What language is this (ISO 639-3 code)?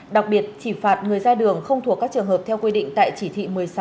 vie